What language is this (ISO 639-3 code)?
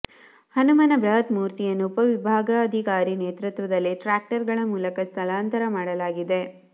kan